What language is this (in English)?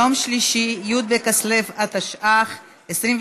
Hebrew